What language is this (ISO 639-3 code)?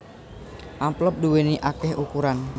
jav